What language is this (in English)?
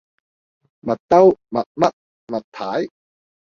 Cantonese